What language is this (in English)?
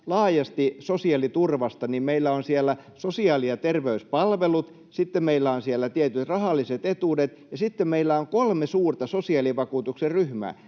Finnish